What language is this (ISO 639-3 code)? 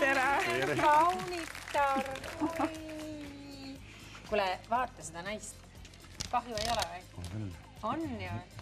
fin